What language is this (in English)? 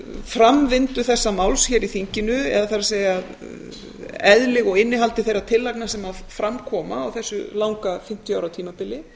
Icelandic